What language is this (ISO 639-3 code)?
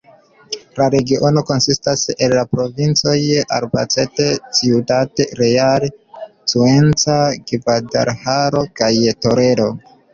epo